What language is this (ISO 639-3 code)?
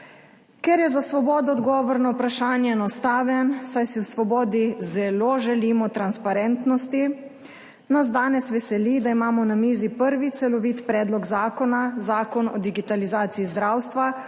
slv